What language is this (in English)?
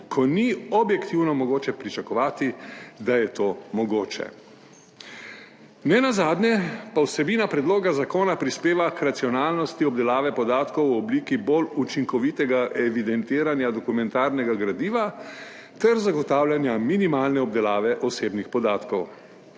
Slovenian